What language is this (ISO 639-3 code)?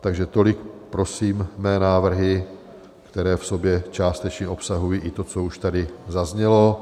ces